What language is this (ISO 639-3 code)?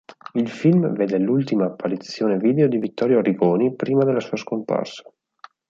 ita